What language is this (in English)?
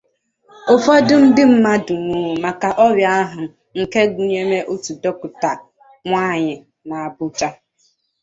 Igbo